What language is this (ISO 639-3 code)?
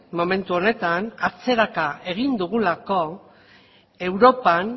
eus